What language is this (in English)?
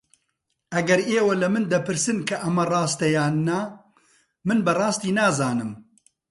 Central Kurdish